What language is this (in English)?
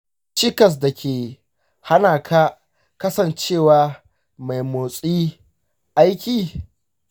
Hausa